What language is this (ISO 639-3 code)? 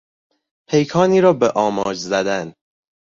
fas